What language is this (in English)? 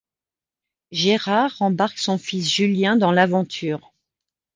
French